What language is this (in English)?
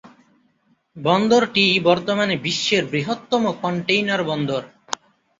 Bangla